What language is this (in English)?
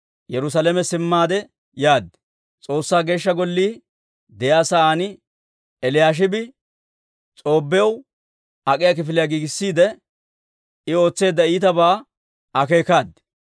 Dawro